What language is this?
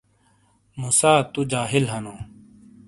Shina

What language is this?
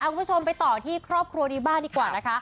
Thai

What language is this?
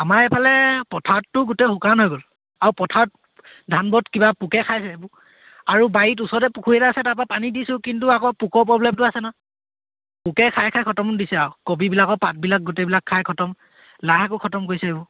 Assamese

